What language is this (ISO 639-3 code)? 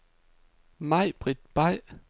dan